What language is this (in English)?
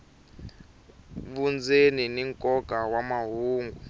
Tsonga